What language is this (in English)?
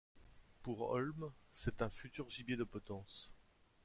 French